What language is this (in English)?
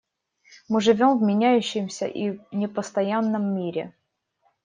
Russian